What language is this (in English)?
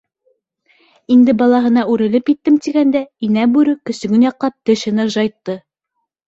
Bashkir